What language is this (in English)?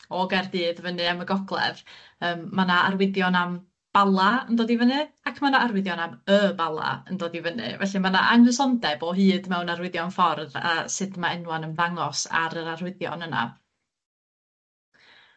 Welsh